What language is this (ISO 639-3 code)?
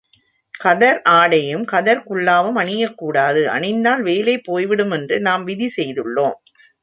tam